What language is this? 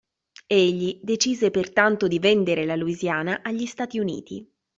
Italian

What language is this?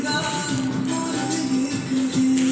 Maithili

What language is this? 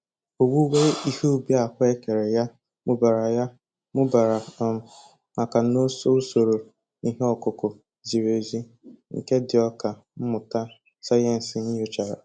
Igbo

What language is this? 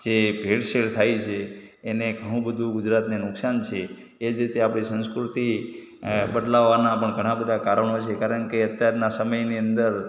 Gujarati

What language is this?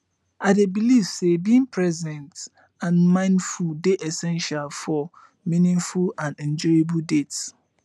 Nigerian Pidgin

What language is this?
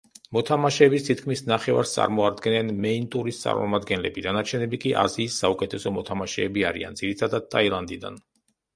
Georgian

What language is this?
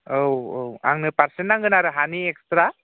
Bodo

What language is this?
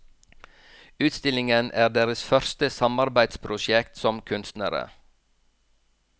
Norwegian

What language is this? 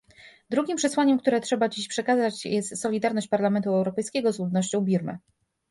Polish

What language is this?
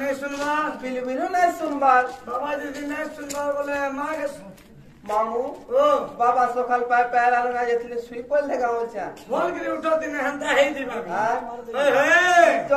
Arabic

